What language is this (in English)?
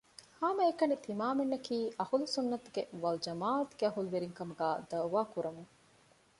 Divehi